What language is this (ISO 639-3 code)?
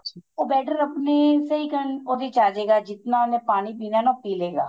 pan